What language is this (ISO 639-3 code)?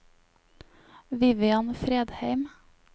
nor